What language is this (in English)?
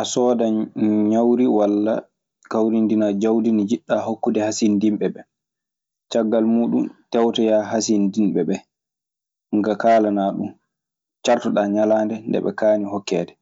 Maasina Fulfulde